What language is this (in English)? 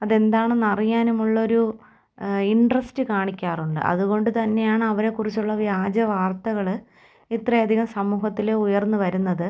Malayalam